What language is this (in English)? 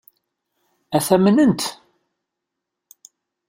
Kabyle